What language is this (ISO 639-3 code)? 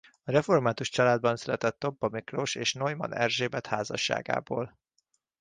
hun